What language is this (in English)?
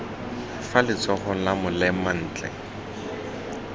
Tswana